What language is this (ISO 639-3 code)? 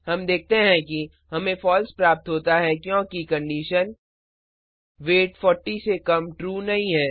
hin